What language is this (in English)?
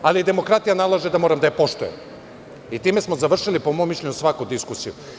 Serbian